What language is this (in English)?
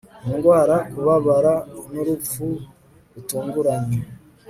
Kinyarwanda